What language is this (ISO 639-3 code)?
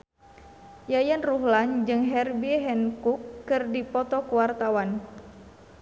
sun